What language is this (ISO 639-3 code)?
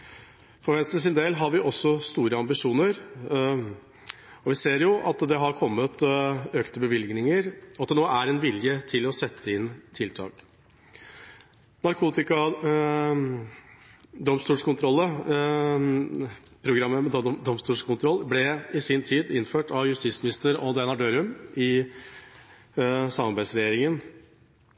nob